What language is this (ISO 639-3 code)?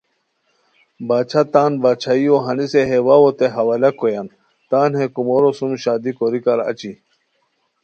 khw